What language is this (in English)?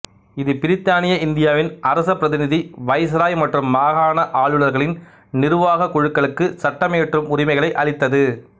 Tamil